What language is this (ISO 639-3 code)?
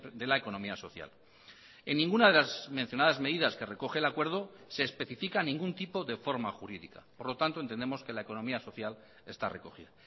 spa